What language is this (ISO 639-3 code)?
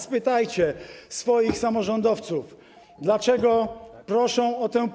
pol